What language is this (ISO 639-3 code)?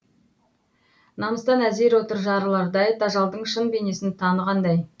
kaz